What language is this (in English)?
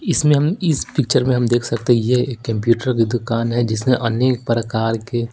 Hindi